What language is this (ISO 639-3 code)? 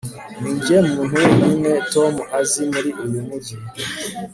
kin